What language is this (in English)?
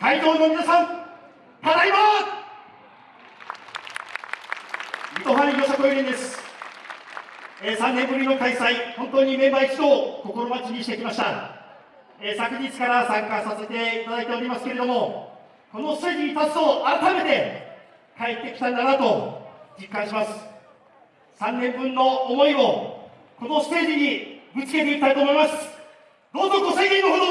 Japanese